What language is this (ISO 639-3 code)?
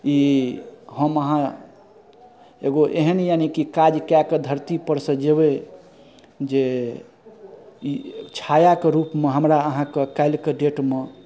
mai